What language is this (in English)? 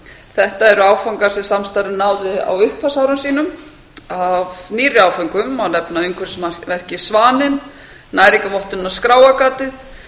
Icelandic